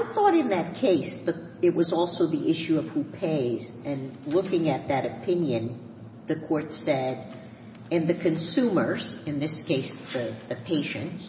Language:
English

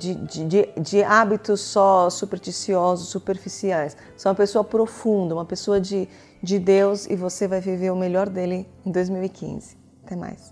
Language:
Portuguese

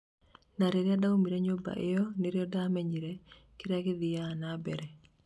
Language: Kikuyu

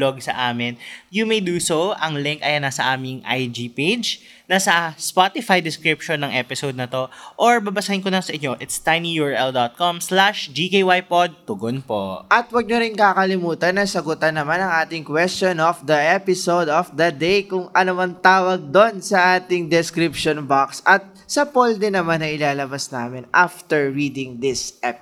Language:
Filipino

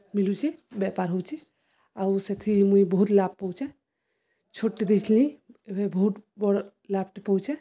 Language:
Odia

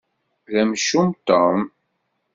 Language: Kabyle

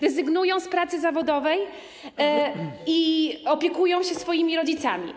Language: Polish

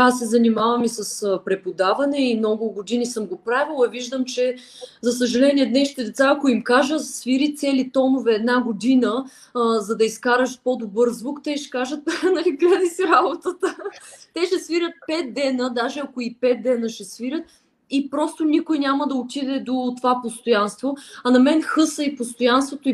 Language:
Bulgarian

